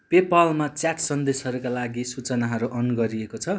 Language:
Nepali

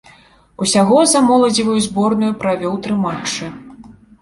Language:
Belarusian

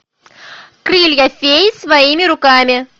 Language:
Russian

